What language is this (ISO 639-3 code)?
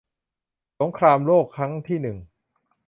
tha